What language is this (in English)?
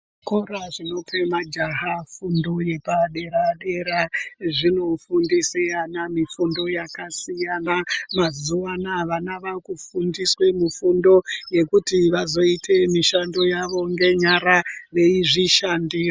Ndau